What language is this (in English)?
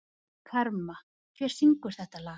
Icelandic